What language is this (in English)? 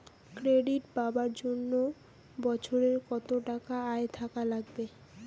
Bangla